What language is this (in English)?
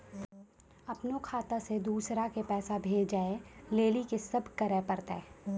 Maithili